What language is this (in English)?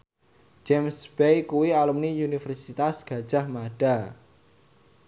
Javanese